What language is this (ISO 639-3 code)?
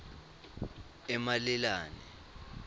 ssw